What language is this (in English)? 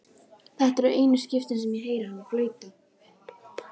Icelandic